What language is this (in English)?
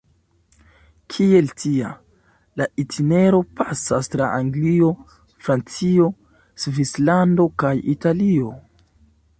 Esperanto